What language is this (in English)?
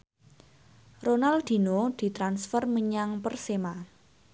Javanese